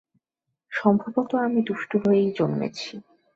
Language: Bangla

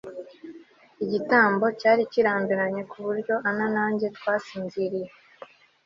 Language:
Kinyarwanda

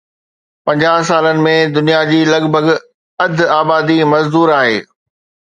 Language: Sindhi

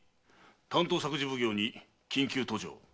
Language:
Japanese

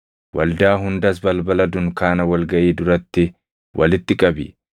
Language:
Oromo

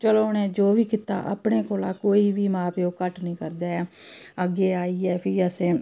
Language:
Dogri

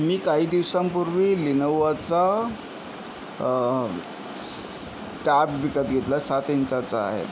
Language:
Marathi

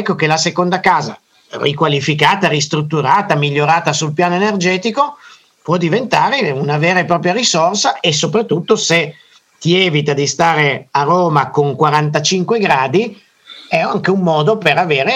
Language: Italian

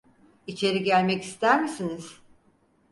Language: Turkish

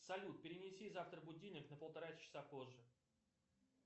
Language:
Russian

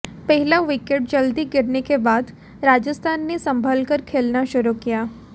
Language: Hindi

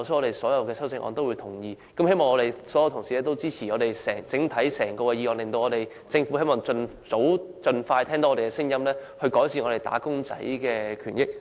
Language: Cantonese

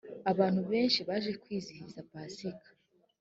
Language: Kinyarwanda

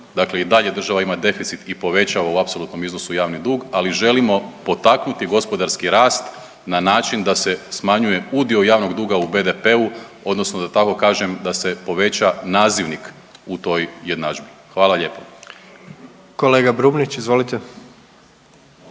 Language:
Croatian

